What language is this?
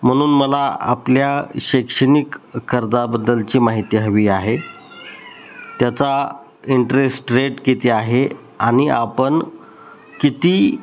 Marathi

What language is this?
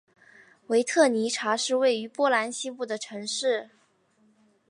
Chinese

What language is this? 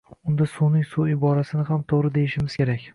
Uzbek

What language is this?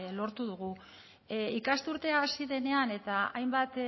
Basque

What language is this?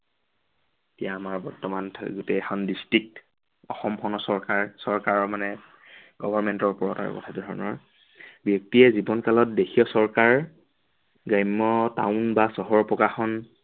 Assamese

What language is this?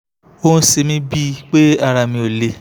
Yoruba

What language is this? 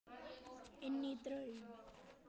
Icelandic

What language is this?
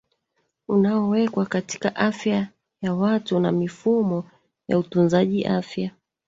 Swahili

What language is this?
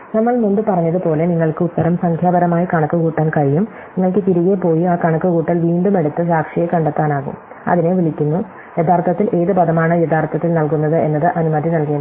Malayalam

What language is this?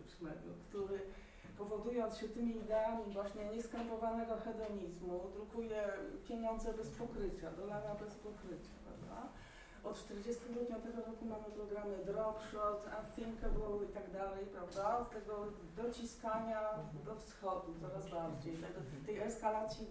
Polish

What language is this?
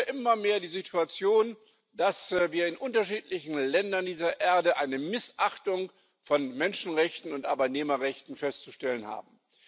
German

